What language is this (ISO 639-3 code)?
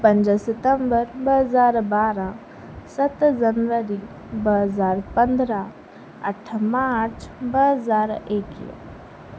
snd